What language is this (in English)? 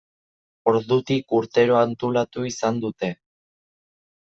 Basque